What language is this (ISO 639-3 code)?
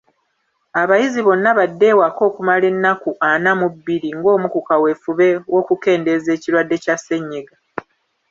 lug